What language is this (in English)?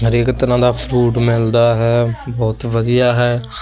Punjabi